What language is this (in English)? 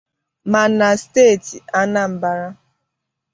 Igbo